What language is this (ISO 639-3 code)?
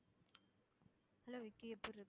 tam